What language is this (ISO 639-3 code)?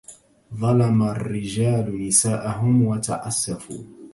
ara